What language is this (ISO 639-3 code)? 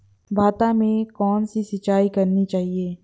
hin